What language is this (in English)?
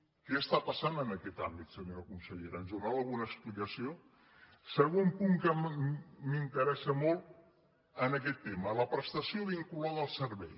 Catalan